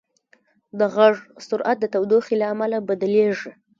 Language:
Pashto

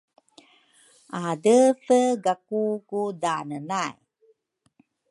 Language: Rukai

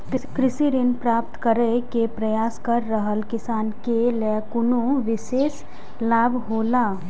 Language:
Maithili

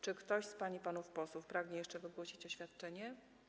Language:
Polish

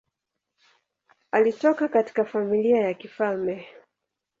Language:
Swahili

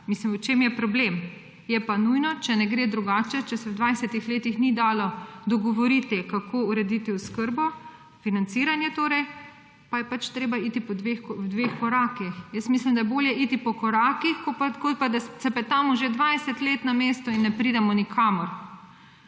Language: Slovenian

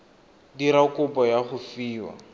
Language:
Tswana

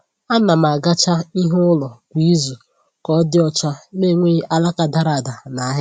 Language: Igbo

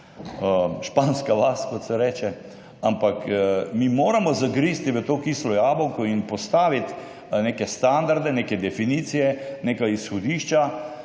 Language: Slovenian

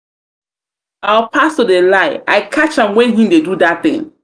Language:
Nigerian Pidgin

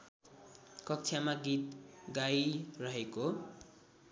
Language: Nepali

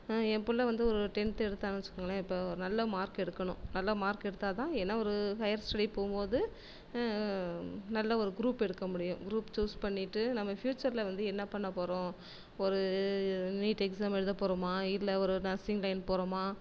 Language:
Tamil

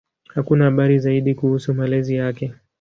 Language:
Swahili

